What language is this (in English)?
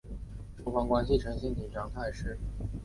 Chinese